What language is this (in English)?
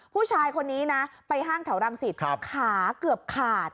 Thai